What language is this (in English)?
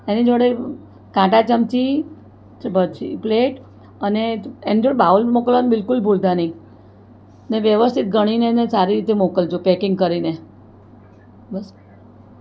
Gujarati